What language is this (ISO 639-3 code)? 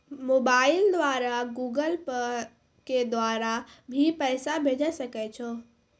mai